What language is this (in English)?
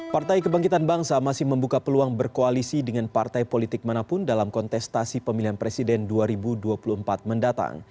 Indonesian